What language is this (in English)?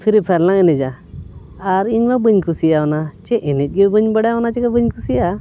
Santali